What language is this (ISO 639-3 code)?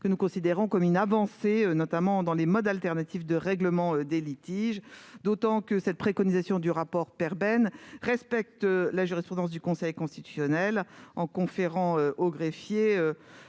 fra